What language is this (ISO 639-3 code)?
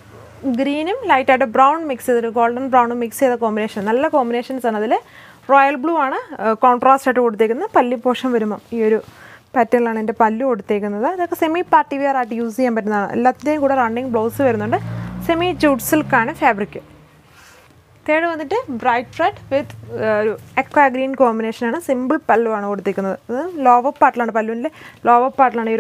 tur